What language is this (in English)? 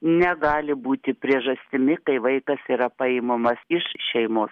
Lithuanian